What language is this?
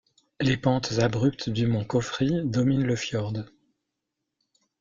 French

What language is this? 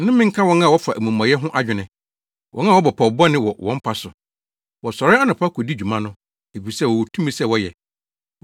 Akan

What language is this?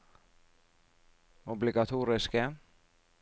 Norwegian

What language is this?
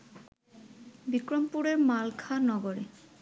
Bangla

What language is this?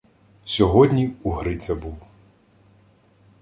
Ukrainian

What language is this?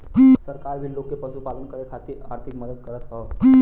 Bhojpuri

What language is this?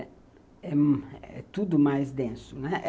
Portuguese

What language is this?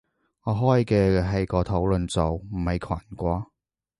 Cantonese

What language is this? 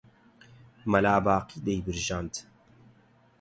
Central Kurdish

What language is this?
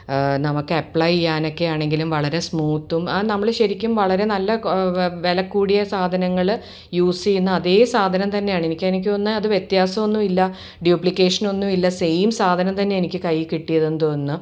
Malayalam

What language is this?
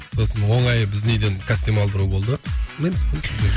Kazakh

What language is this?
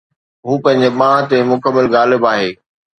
Sindhi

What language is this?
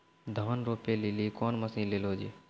Maithili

